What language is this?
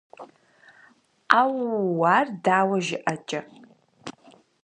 Kabardian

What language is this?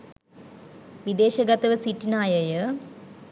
Sinhala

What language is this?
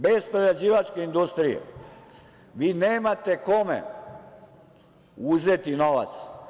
Serbian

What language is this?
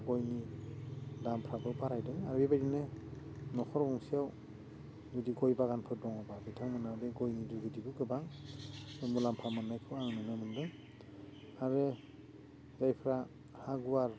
Bodo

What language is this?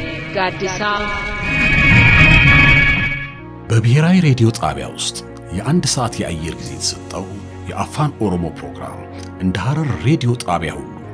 Arabic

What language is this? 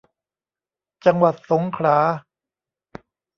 Thai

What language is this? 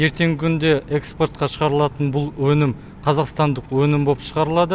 Kazakh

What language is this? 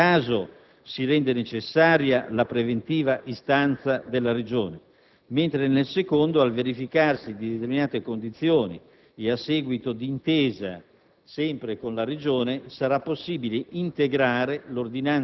Italian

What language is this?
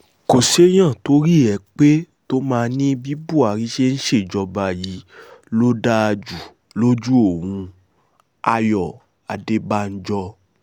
Yoruba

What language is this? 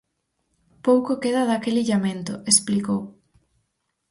Galician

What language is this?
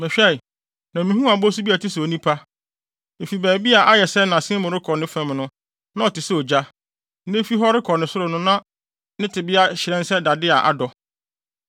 Akan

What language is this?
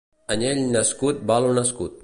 Catalan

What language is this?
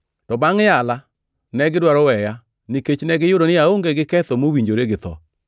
Luo (Kenya and Tanzania)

